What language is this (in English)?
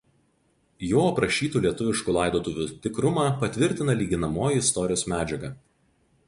Lithuanian